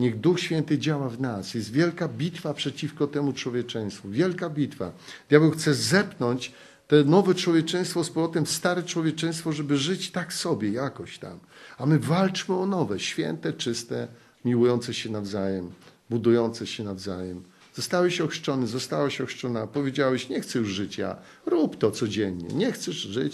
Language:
Polish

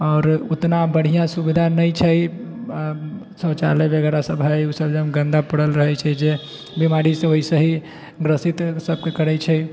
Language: Maithili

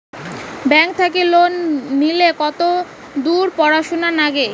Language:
Bangla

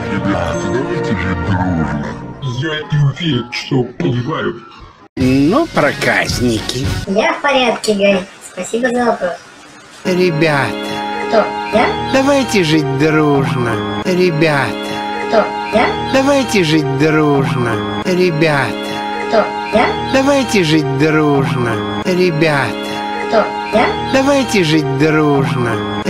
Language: Russian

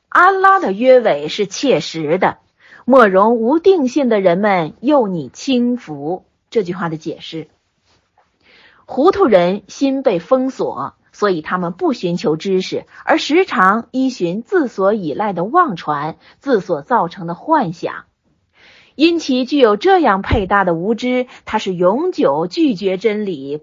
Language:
Chinese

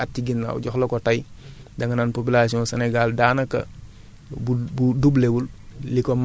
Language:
Wolof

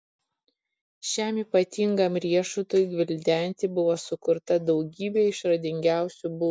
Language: Lithuanian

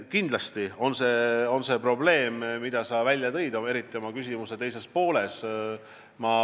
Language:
Estonian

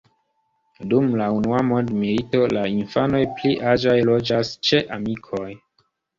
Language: Esperanto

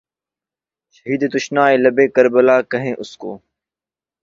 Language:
Urdu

